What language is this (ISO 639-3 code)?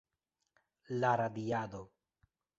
epo